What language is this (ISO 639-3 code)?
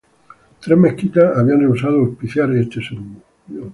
spa